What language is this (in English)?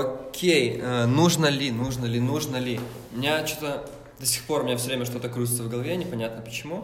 Russian